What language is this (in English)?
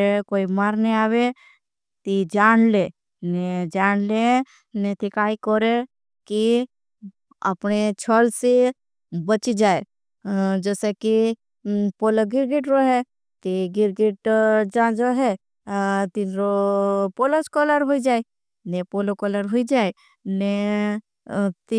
Bhili